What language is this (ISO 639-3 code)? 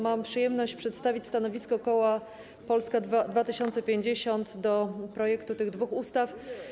pol